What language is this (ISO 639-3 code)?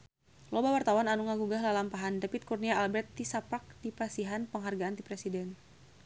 sun